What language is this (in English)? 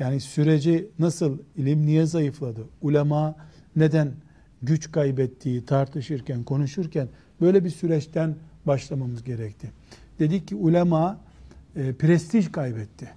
Turkish